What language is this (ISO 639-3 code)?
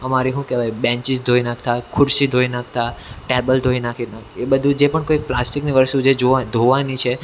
guj